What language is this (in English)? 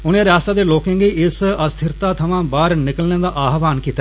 Dogri